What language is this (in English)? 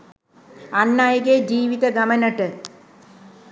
Sinhala